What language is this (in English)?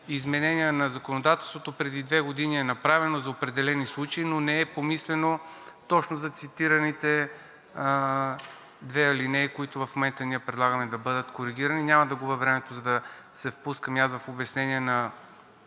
Bulgarian